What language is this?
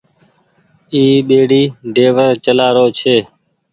Goaria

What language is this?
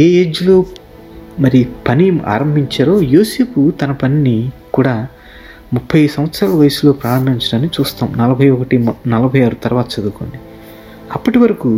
Telugu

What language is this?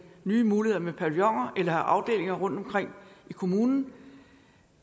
Danish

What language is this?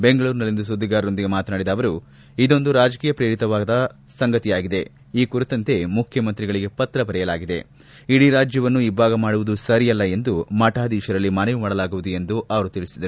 Kannada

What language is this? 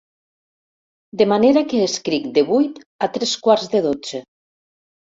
Catalan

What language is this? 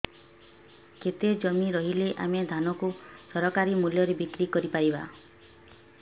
Odia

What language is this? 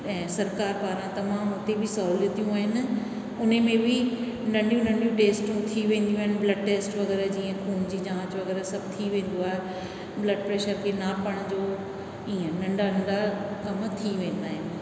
Sindhi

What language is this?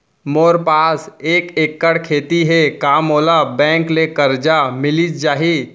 Chhattisgarhi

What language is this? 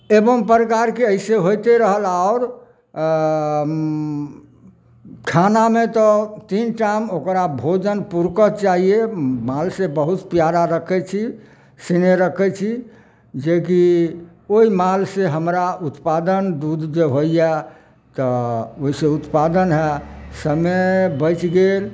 Maithili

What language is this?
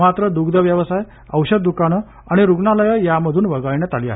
Marathi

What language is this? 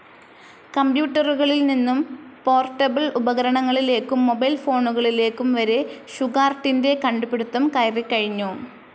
Malayalam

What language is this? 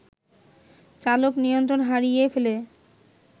Bangla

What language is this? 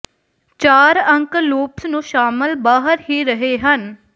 Punjabi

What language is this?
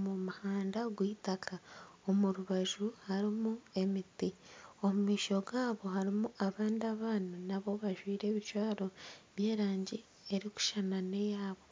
Nyankole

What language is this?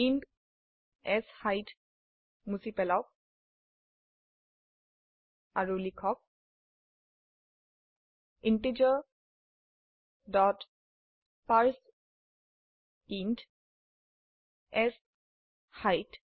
Assamese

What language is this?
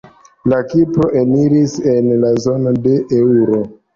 Esperanto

